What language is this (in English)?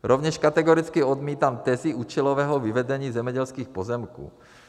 Czech